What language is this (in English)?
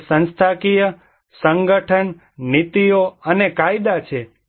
Gujarati